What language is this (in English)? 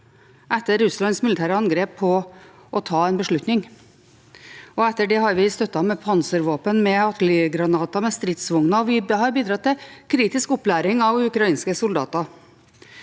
Norwegian